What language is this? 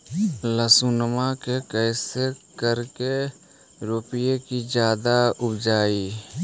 Magahi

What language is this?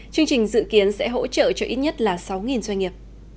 Vietnamese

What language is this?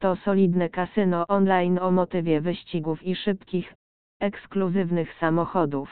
Polish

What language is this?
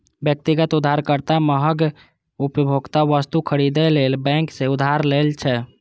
Maithili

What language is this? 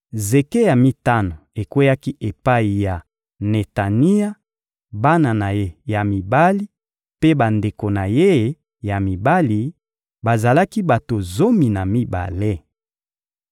Lingala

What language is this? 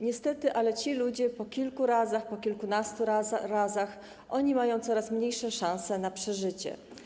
Polish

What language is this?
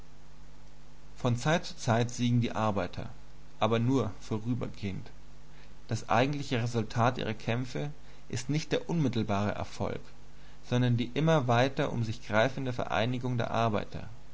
German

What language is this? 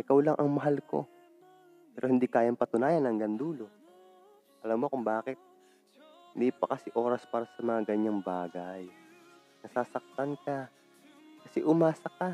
Filipino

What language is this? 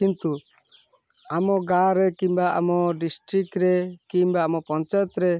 Odia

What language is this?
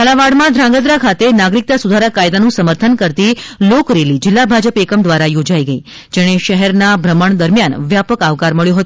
Gujarati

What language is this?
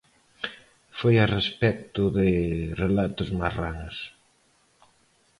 Galician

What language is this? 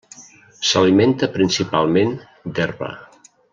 Catalan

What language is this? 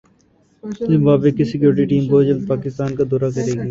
Urdu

